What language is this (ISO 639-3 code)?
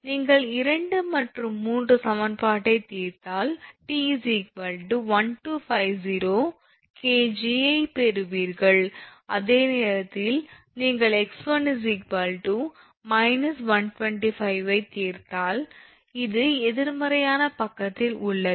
tam